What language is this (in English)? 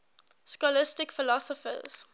English